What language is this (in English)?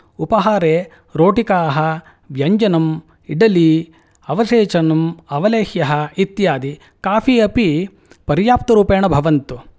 Sanskrit